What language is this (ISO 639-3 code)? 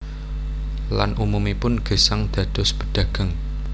jav